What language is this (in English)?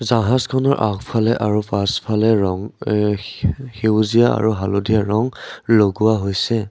Assamese